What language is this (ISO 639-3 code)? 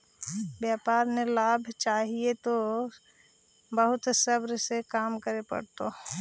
mag